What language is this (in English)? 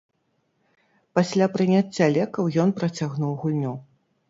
Belarusian